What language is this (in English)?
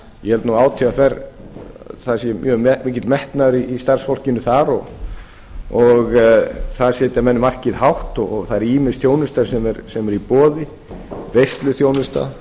Icelandic